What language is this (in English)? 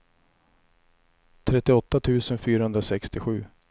Swedish